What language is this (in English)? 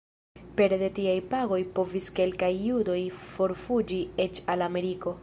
Esperanto